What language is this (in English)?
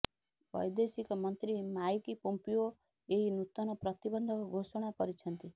Odia